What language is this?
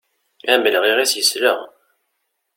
Kabyle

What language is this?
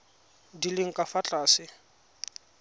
Tswana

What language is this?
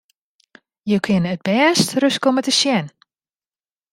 Western Frisian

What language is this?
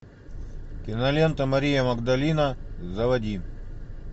Russian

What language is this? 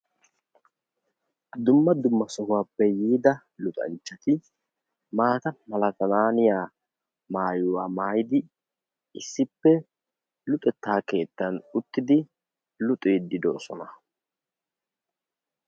Wolaytta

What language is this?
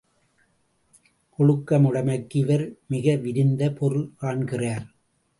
Tamil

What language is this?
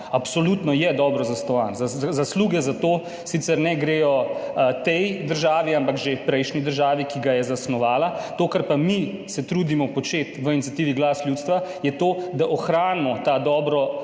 Slovenian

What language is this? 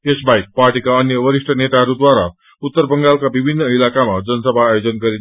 Nepali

